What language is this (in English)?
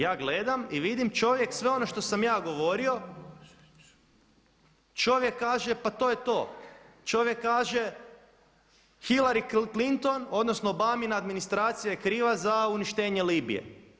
Croatian